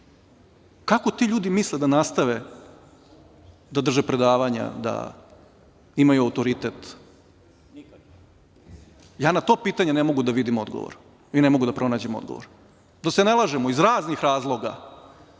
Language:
Serbian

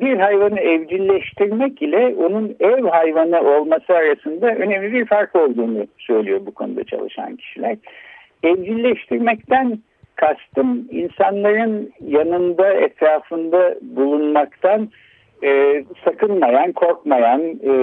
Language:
Turkish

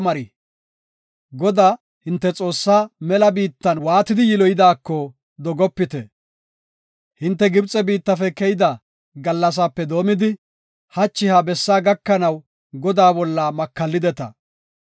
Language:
Gofa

